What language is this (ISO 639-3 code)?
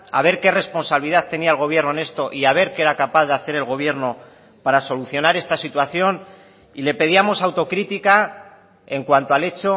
spa